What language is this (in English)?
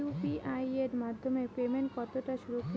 Bangla